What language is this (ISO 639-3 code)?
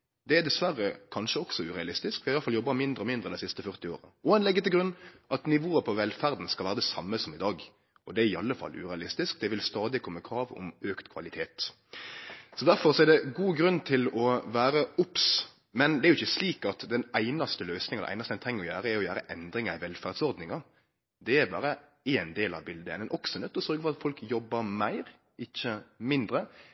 nno